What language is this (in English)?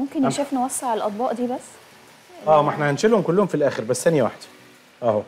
Arabic